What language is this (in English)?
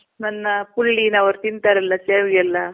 Kannada